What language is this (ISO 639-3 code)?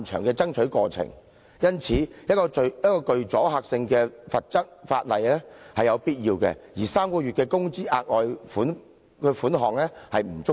yue